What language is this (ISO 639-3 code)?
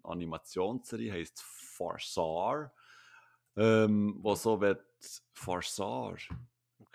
deu